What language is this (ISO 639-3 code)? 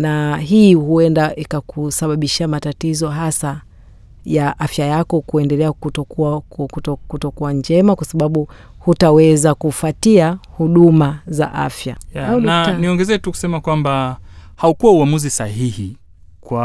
swa